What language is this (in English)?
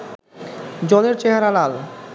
Bangla